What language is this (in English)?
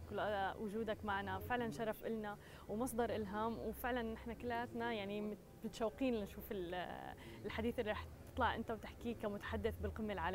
Arabic